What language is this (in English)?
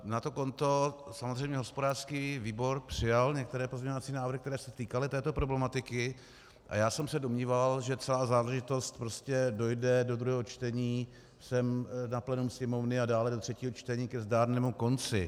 Czech